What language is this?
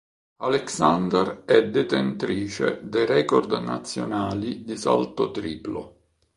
Italian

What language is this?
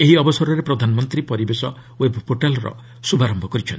Odia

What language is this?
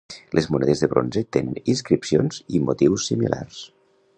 Catalan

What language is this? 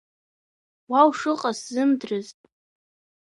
Abkhazian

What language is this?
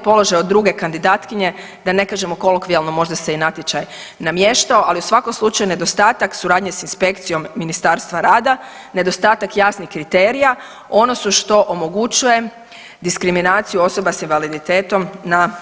Croatian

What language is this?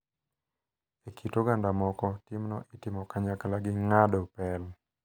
Luo (Kenya and Tanzania)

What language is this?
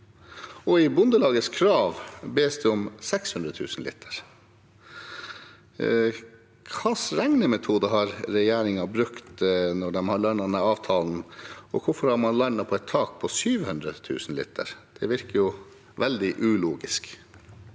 Norwegian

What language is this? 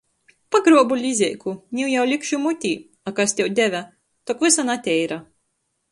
Latgalian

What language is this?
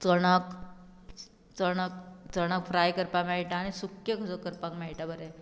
Konkani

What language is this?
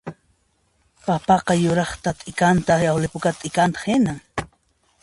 Puno Quechua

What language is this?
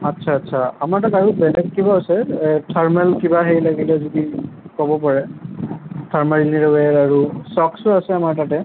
Assamese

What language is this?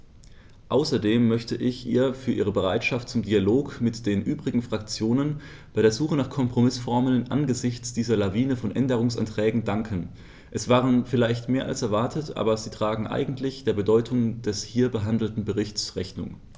German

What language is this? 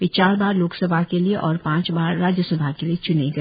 Hindi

